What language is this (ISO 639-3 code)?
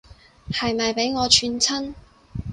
yue